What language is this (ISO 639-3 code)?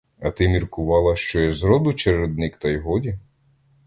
ukr